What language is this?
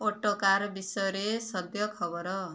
Odia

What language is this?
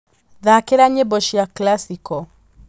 Kikuyu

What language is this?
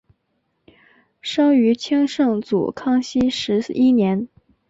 Chinese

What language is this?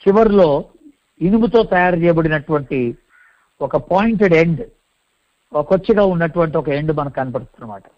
Telugu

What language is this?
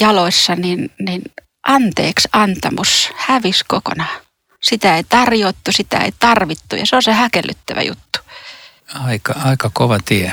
Finnish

